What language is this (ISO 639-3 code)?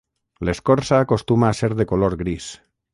cat